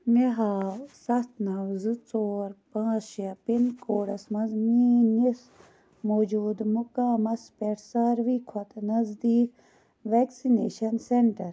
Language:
Kashmiri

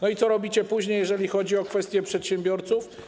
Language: Polish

